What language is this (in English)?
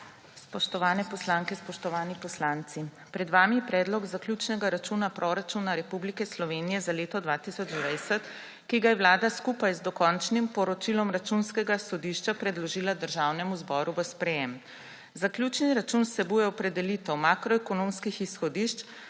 Slovenian